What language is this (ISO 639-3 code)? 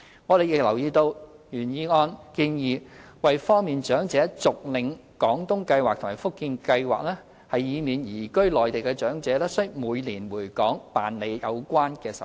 yue